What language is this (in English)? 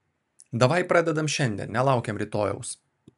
Lithuanian